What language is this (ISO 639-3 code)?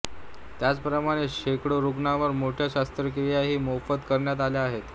mar